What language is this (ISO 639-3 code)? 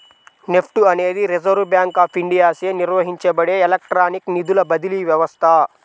tel